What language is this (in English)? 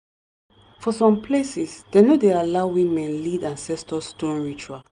Nigerian Pidgin